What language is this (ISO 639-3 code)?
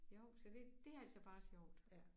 dan